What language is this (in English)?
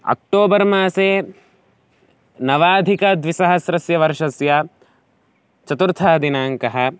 Sanskrit